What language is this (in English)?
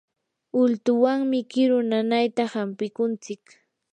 Yanahuanca Pasco Quechua